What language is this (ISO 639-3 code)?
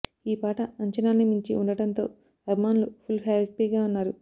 tel